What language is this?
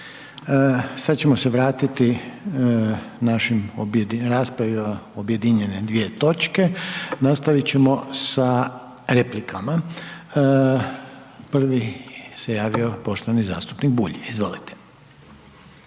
Croatian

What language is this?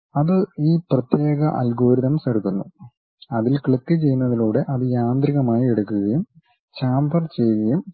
Malayalam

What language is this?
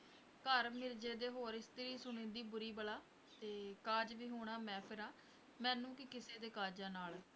Punjabi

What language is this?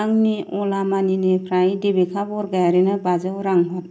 Bodo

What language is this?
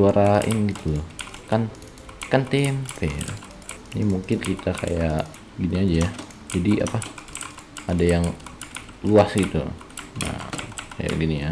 Indonesian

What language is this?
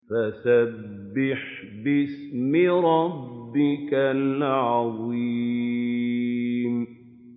Arabic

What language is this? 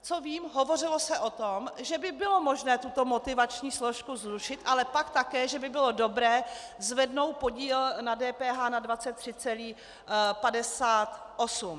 Czech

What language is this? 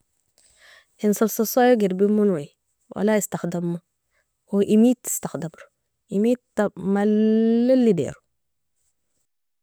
Nobiin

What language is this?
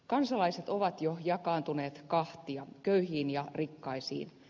Finnish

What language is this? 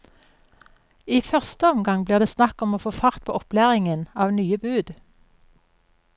Norwegian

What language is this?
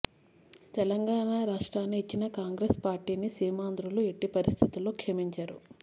Telugu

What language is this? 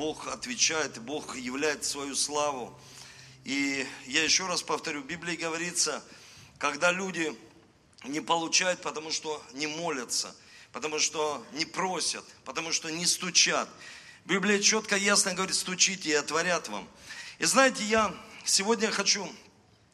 Russian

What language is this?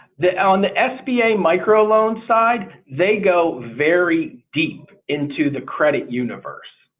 English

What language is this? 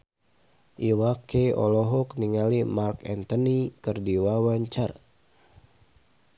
Sundanese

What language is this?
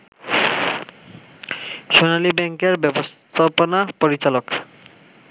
Bangla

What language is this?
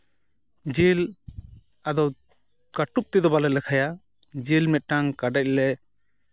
Santali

